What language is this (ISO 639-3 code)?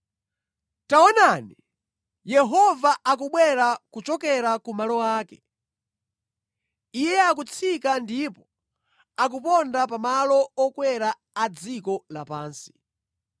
nya